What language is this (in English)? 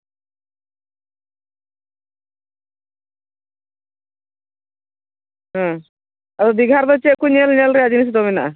Santali